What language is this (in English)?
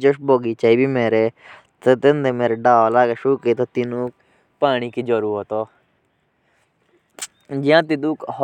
Jaunsari